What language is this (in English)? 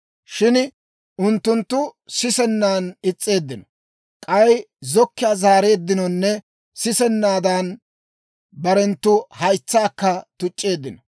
Dawro